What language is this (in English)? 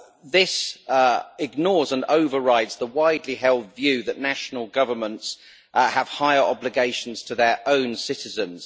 English